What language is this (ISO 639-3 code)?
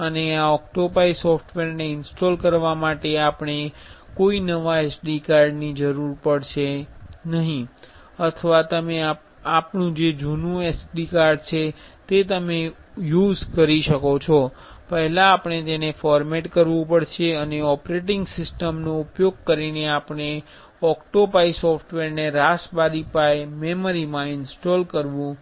guj